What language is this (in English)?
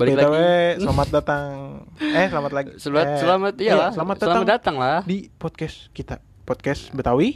Indonesian